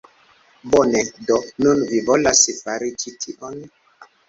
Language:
Esperanto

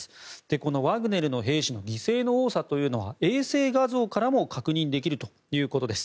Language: Japanese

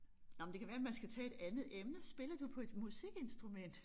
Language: Danish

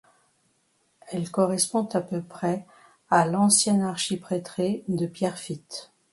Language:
French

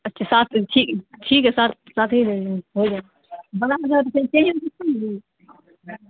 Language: Urdu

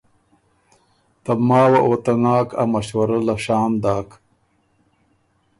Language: Ormuri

